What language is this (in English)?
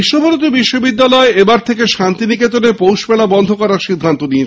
Bangla